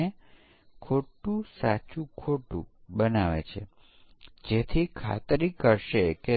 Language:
Gujarati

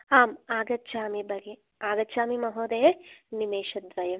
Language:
Sanskrit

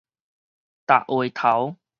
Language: Min Nan Chinese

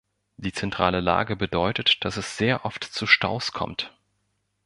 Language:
German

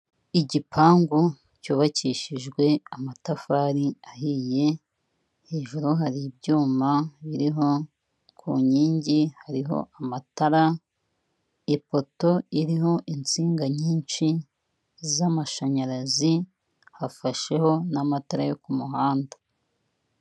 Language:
Kinyarwanda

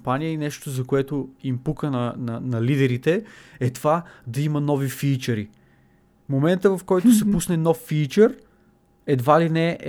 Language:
Bulgarian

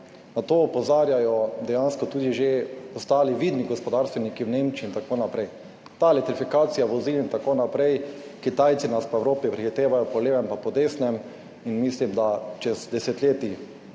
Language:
Slovenian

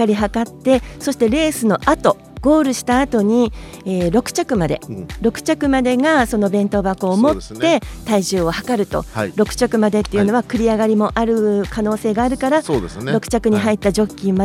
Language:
Japanese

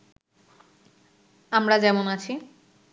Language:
Bangla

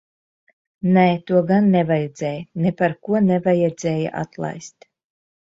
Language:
Latvian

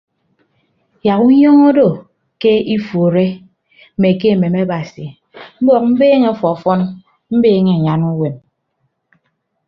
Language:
Ibibio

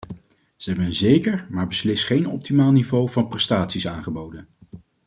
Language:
Dutch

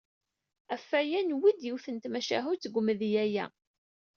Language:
Kabyle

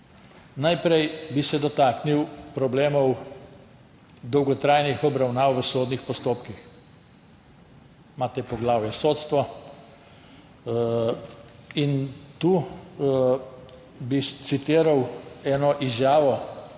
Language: Slovenian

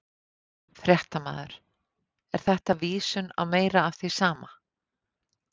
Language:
Icelandic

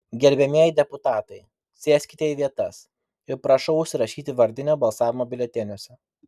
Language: Lithuanian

